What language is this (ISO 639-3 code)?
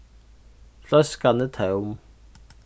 fao